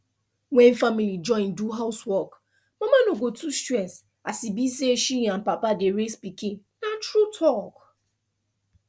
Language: Nigerian Pidgin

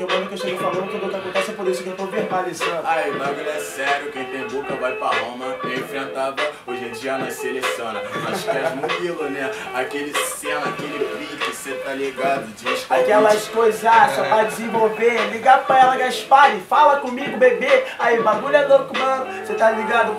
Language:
Portuguese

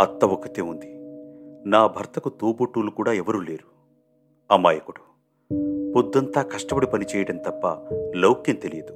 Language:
Telugu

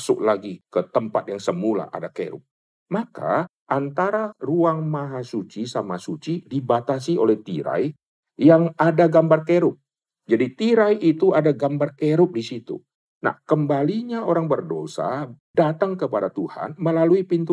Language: Indonesian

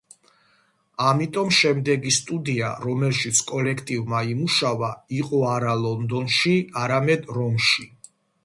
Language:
Georgian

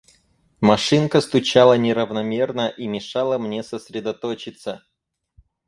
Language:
Russian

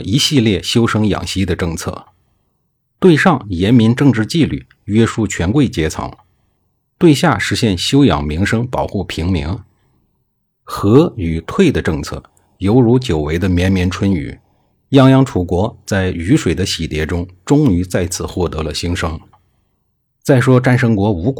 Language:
Chinese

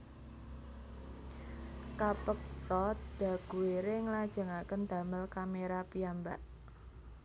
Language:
Javanese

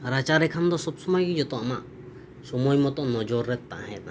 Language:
Santali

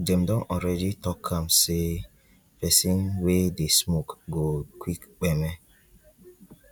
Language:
Nigerian Pidgin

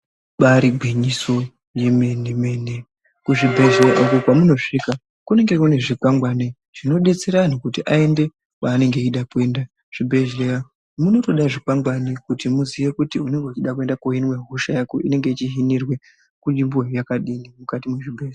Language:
Ndau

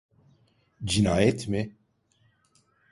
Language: Turkish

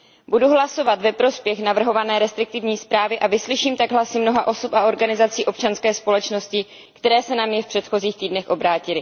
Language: Czech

